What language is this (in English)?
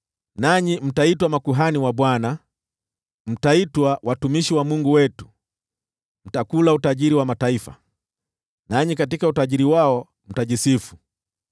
Swahili